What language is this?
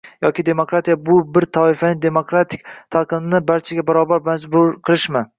Uzbek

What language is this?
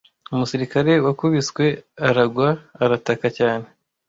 Kinyarwanda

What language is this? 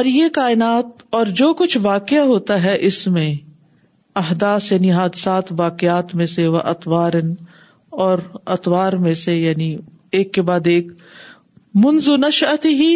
Urdu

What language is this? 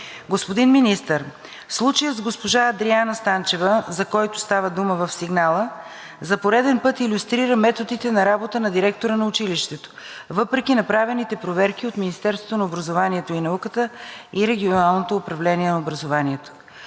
Bulgarian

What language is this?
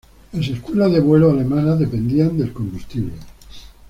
Spanish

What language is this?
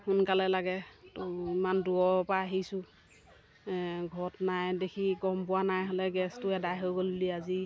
Assamese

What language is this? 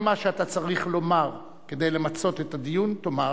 Hebrew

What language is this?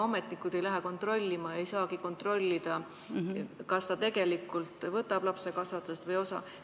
Estonian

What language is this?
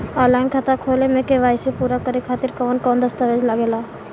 Bhojpuri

